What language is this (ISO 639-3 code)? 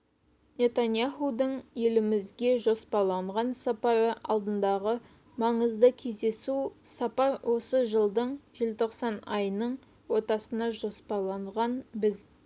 kaz